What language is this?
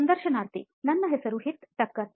Kannada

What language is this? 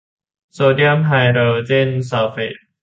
Thai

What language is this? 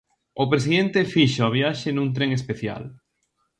Galician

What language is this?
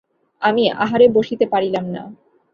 Bangla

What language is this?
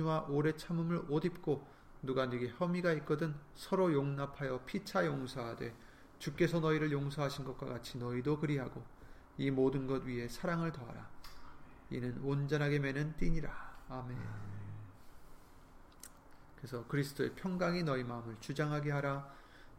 Korean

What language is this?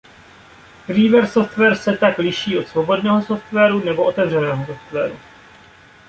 Czech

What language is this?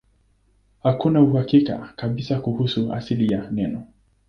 Swahili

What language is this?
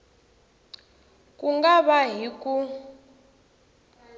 Tsonga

